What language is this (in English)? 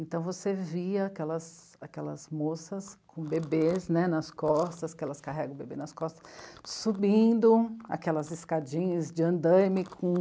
Portuguese